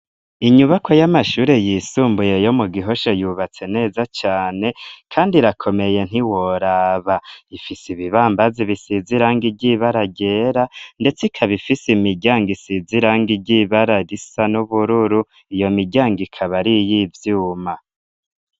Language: Rundi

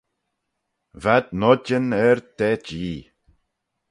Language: Manx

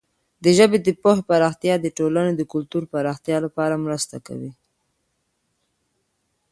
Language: Pashto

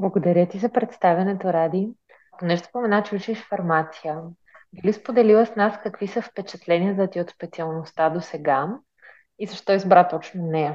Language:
Bulgarian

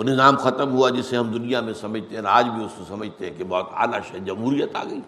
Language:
Urdu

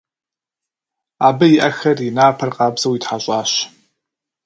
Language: Kabardian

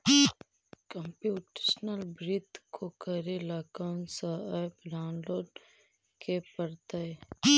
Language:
Magahi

